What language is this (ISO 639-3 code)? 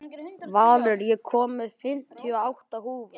isl